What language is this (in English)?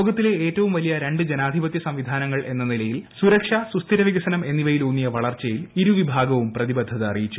Malayalam